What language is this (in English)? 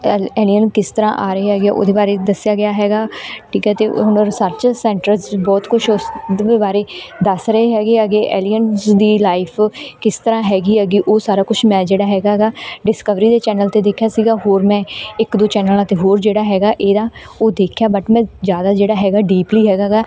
Punjabi